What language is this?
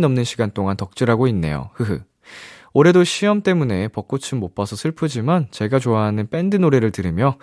Korean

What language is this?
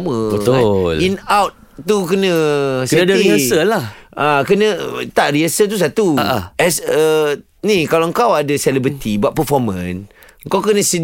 Malay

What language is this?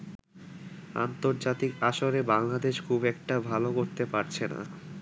Bangla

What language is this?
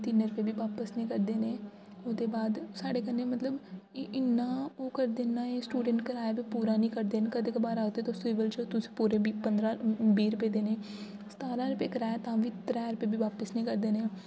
Dogri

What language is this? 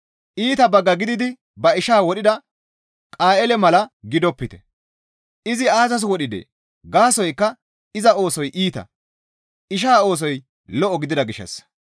Gamo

